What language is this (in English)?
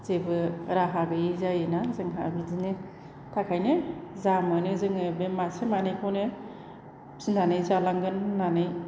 Bodo